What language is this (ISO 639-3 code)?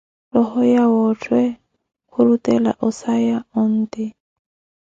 eko